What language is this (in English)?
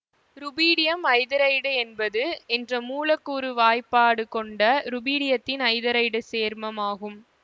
Tamil